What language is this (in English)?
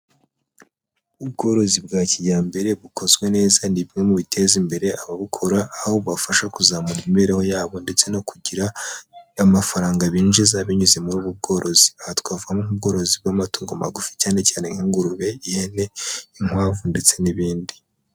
Kinyarwanda